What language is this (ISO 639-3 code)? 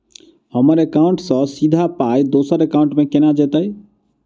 mai